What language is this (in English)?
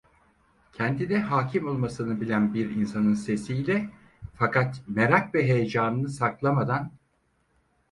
Turkish